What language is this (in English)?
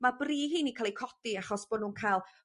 Welsh